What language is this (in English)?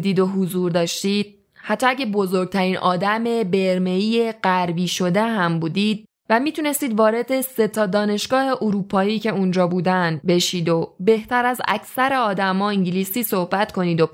Persian